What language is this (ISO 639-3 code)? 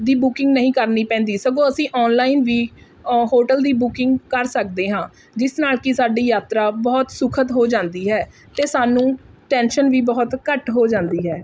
pan